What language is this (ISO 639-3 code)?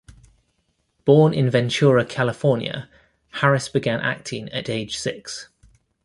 eng